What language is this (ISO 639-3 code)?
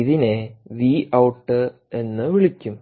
mal